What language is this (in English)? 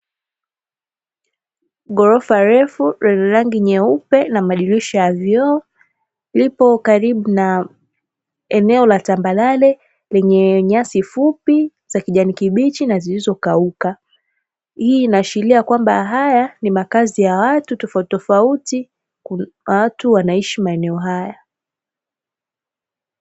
Swahili